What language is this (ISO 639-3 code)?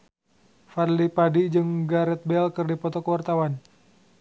sun